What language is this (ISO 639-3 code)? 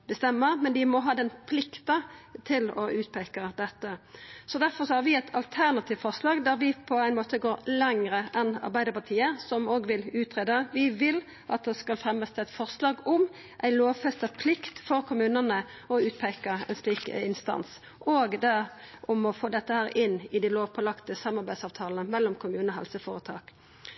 nno